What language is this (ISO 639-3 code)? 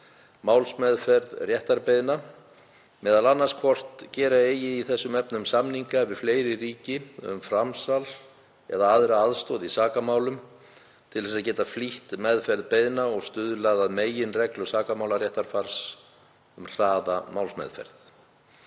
isl